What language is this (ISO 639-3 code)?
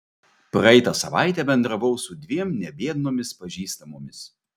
lit